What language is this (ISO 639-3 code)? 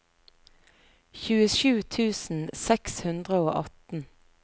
nor